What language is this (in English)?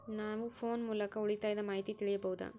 Kannada